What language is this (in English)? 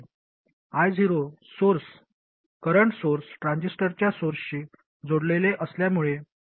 Marathi